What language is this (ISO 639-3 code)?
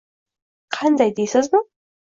uzb